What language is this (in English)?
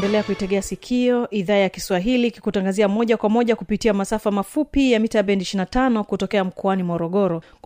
Swahili